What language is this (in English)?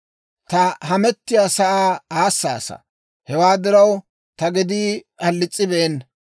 Dawro